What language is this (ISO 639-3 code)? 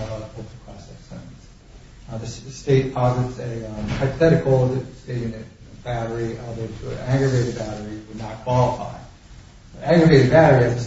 eng